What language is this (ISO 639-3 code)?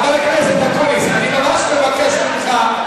heb